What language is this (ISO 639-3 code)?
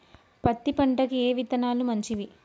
tel